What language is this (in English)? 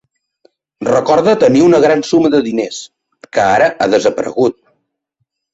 Catalan